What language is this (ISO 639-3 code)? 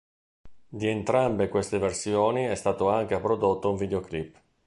ita